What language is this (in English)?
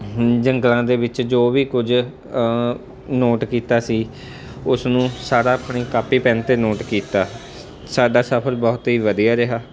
Punjabi